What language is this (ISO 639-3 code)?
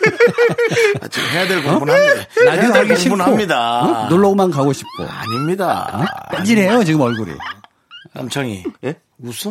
kor